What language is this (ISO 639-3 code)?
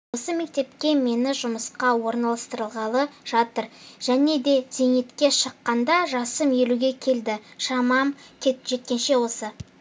kaz